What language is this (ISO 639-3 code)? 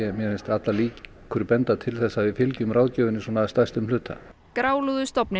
isl